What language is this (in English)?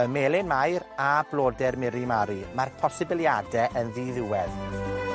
Welsh